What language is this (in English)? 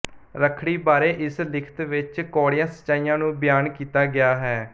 Punjabi